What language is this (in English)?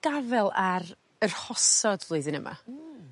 Welsh